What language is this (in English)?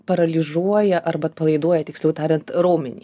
Lithuanian